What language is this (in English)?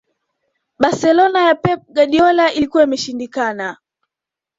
Swahili